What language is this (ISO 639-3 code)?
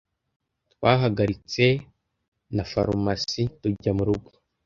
kin